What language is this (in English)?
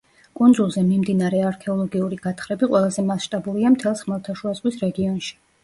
Georgian